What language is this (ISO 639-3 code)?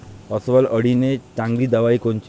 mar